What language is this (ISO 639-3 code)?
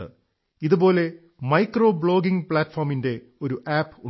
mal